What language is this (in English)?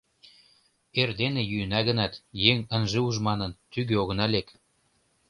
Mari